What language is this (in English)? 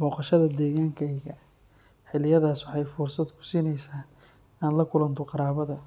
Somali